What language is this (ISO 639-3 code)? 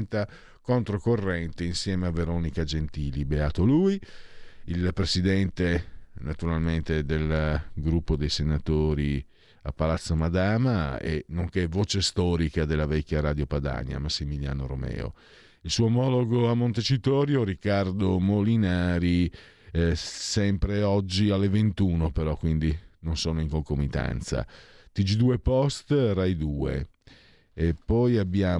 ita